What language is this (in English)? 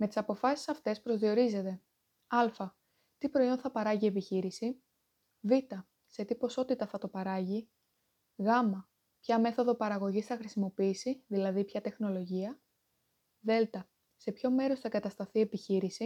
Greek